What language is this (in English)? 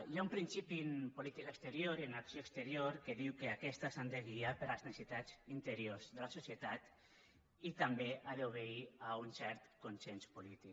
Catalan